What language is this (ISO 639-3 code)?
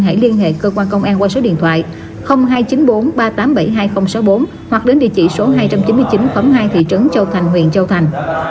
vie